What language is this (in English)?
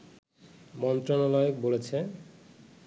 Bangla